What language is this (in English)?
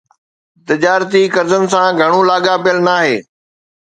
Sindhi